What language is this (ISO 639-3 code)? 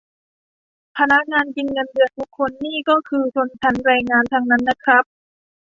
tha